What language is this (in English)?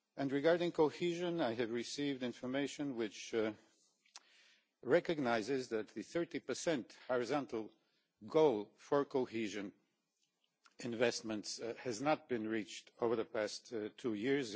English